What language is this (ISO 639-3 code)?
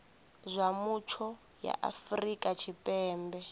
ven